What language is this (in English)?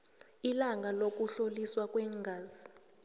South Ndebele